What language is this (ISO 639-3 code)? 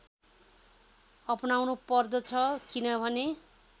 nep